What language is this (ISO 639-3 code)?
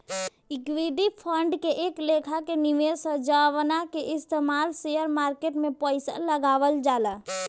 bho